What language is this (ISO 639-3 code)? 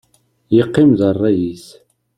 kab